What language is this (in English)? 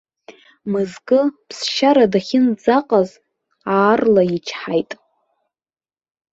Abkhazian